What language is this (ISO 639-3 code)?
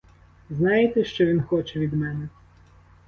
ukr